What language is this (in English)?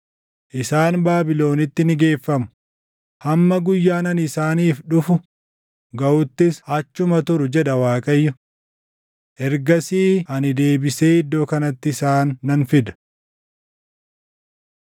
Oromo